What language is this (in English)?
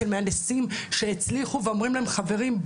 Hebrew